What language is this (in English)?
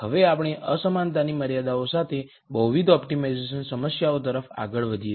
Gujarati